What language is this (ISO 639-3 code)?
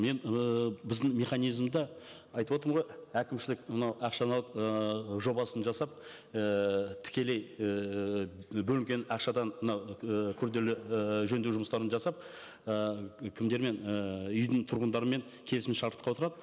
kaz